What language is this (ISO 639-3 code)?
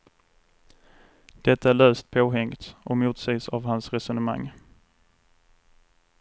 swe